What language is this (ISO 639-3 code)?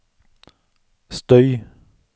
nor